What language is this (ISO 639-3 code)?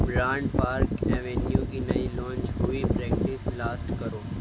urd